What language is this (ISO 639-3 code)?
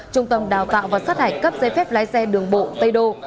vie